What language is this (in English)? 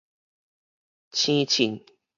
Min Nan Chinese